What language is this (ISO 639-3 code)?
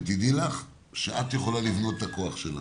heb